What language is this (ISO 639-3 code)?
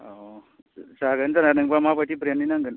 brx